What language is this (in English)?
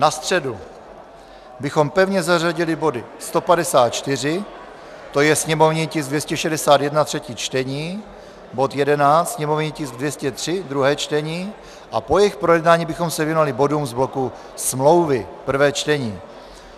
Czech